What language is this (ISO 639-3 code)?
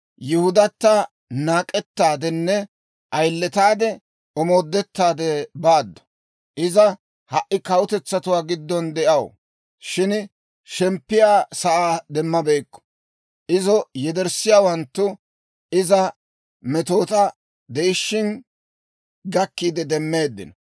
dwr